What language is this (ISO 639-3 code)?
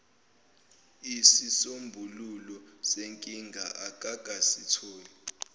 zul